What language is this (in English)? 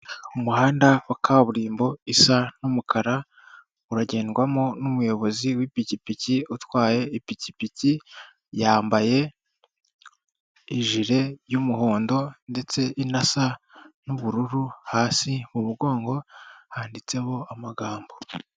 Kinyarwanda